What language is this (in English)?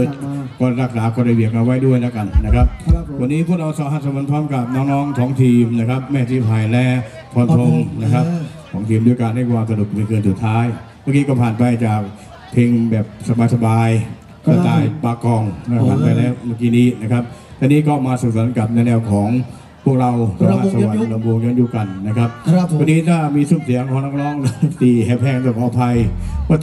Thai